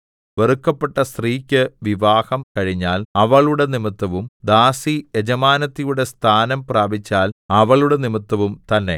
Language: Malayalam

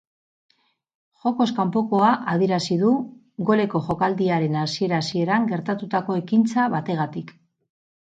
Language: Basque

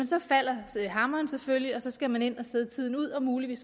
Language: Danish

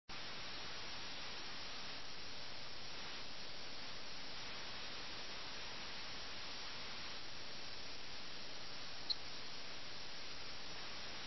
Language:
Malayalam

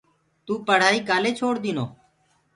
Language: Gurgula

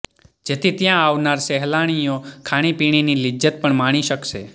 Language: Gujarati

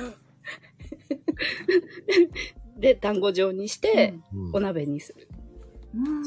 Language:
Japanese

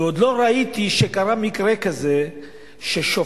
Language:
Hebrew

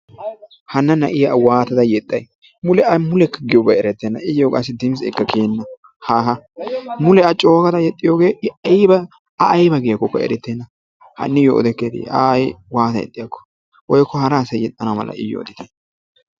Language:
Wolaytta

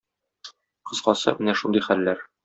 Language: Tatar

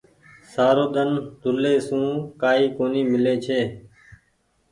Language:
Goaria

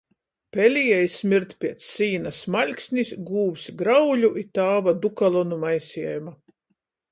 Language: Latgalian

